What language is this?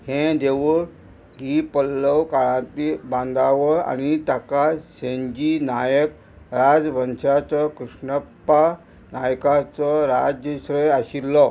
Konkani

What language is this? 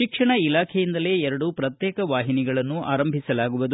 Kannada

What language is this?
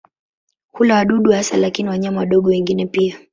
Swahili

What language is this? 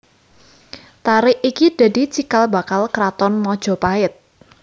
Javanese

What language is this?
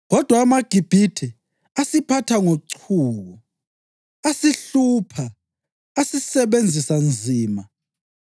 North Ndebele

